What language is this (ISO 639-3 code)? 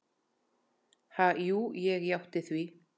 isl